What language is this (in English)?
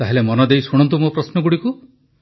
Odia